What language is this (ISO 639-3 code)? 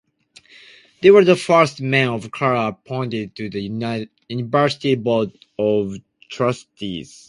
eng